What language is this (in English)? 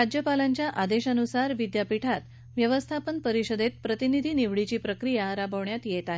Marathi